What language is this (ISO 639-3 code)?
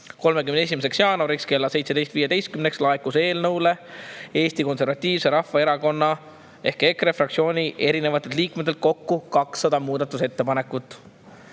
est